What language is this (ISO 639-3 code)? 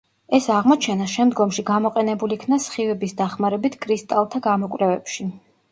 kat